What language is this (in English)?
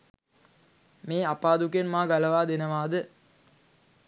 Sinhala